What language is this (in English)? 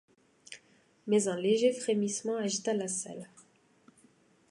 French